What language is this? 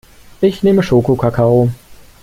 German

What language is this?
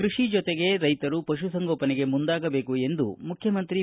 Kannada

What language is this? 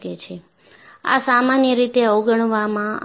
Gujarati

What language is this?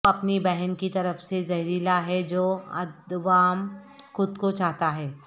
Urdu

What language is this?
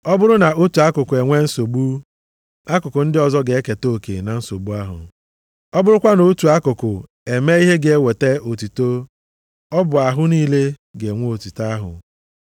Igbo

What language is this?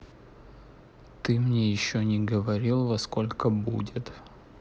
Russian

